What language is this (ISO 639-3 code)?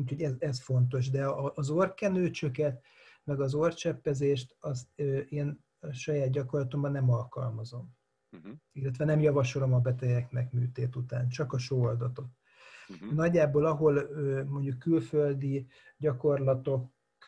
hun